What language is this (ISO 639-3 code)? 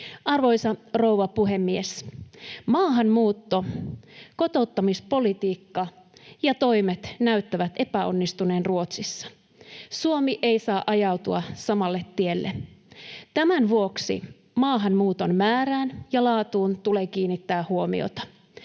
fin